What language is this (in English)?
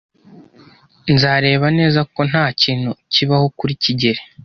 Kinyarwanda